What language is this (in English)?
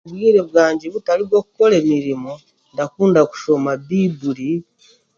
Chiga